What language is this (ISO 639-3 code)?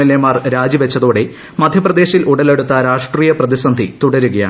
mal